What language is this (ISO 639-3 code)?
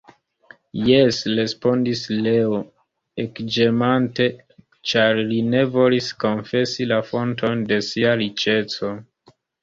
epo